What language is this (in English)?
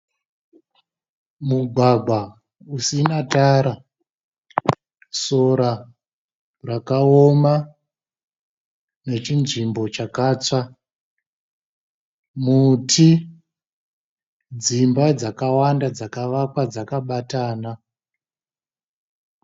Shona